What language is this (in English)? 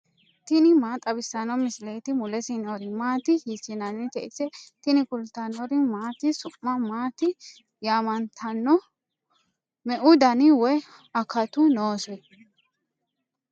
Sidamo